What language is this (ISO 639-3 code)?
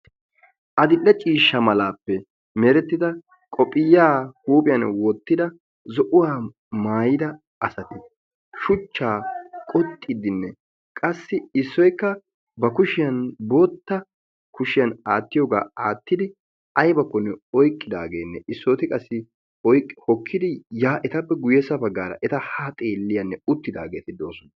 wal